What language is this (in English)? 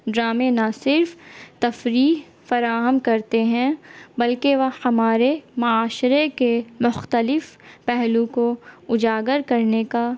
Urdu